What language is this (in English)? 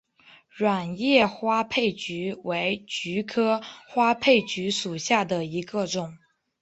Chinese